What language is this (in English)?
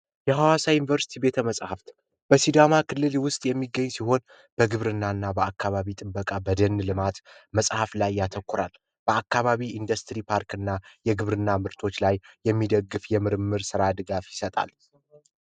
Amharic